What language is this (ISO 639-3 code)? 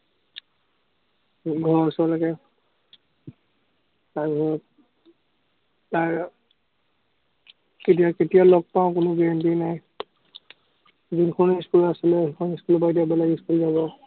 asm